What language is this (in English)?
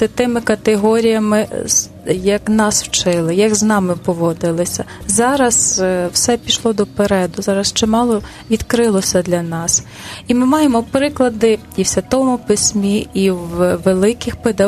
Ukrainian